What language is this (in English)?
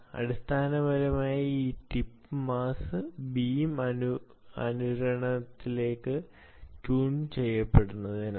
Malayalam